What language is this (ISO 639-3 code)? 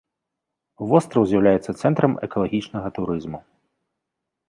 bel